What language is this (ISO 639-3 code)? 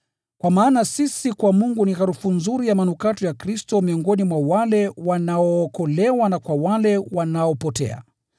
swa